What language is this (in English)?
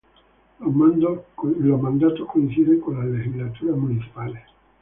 Spanish